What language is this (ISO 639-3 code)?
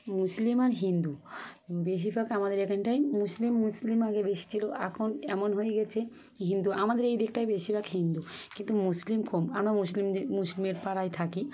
ben